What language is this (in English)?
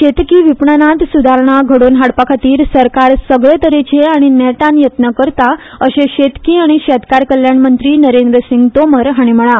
Konkani